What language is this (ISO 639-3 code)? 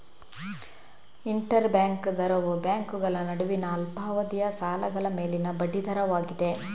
kan